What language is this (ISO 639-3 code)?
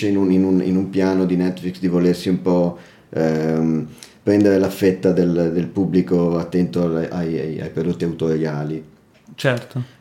ita